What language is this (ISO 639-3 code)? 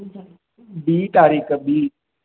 snd